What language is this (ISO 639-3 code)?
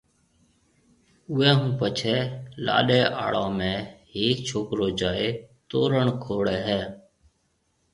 mve